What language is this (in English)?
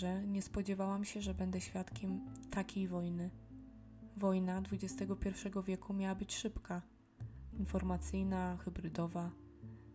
Polish